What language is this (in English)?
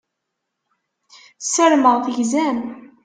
Kabyle